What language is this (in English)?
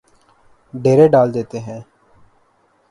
Urdu